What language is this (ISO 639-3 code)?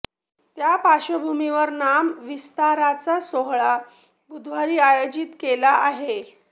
mar